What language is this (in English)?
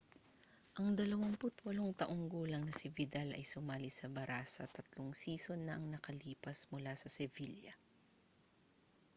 Filipino